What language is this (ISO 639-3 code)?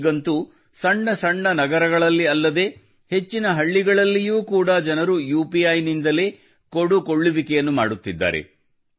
kan